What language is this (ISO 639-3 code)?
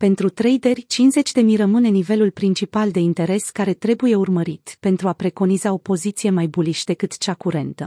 ron